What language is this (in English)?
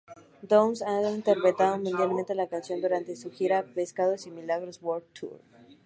Spanish